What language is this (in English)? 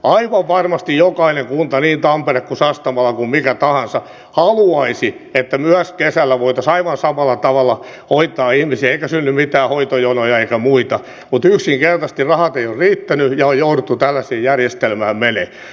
Finnish